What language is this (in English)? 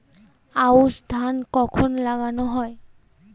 Bangla